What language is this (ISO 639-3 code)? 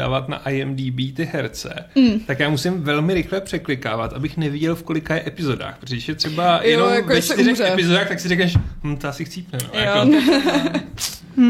ces